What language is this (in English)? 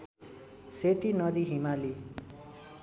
Nepali